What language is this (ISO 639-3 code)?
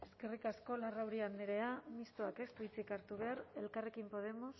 eus